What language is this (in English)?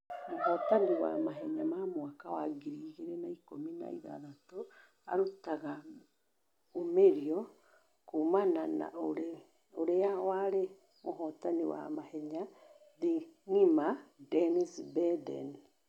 Kikuyu